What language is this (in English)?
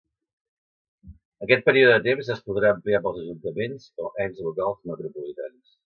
Catalan